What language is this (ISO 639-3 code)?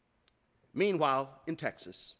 eng